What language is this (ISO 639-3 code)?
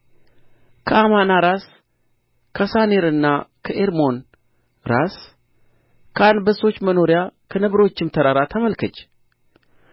amh